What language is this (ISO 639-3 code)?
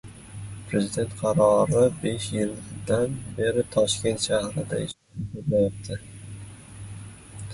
uzb